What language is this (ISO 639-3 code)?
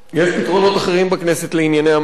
heb